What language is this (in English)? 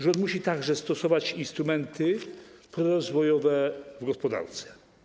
Polish